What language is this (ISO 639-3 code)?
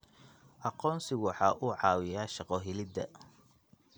som